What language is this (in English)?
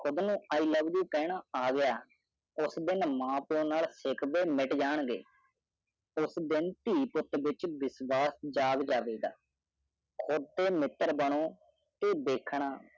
Punjabi